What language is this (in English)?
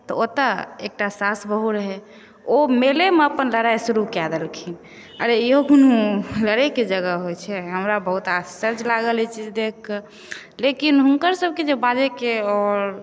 Maithili